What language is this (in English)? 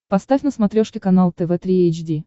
Russian